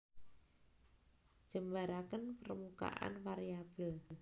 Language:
Javanese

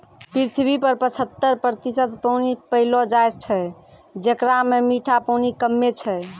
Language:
Maithili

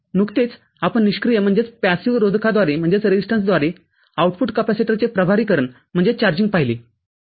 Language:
Marathi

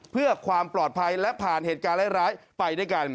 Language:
Thai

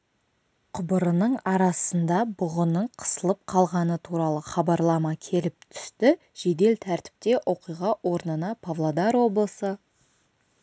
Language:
Kazakh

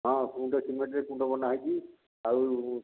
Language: Odia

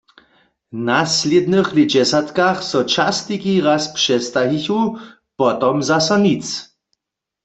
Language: Upper Sorbian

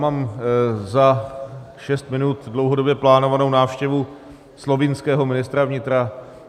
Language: Czech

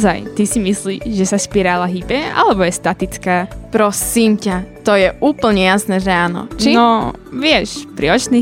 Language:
Slovak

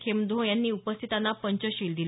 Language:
Marathi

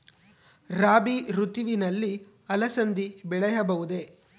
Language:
Kannada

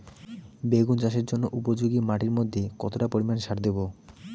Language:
Bangla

